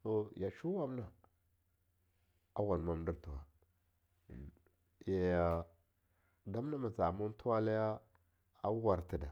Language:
Longuda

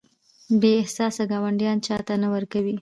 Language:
Pashto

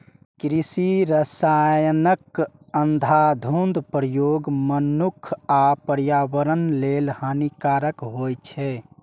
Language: Maithili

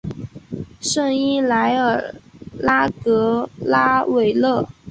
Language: Chinese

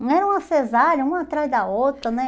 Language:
Portuguese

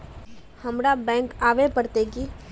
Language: Magahi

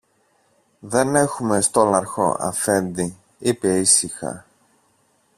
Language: Greek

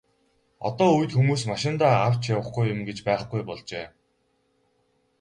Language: Mongolian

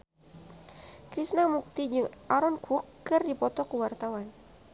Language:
Sundanese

